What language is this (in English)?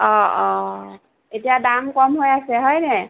Assamese